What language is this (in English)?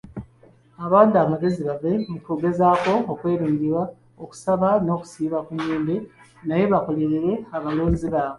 Ganda